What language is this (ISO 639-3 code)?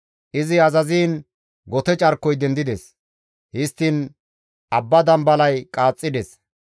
gmv